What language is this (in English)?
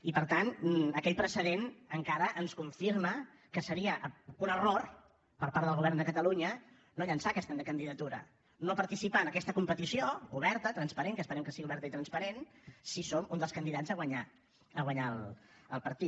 Catalan